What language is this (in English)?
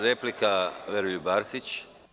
Serbian